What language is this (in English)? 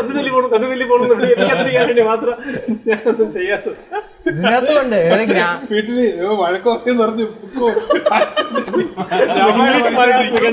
Malayalam